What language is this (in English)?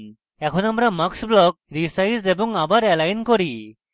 Bangla